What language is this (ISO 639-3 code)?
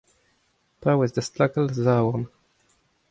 bre